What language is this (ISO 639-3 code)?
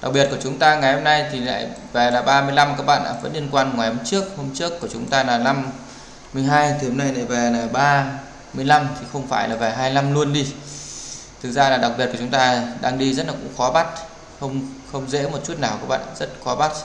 vie